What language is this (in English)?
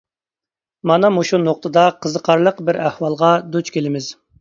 Uyghur